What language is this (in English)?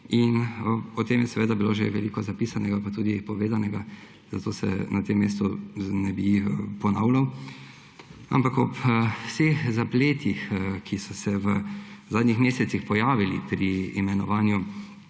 Slovenian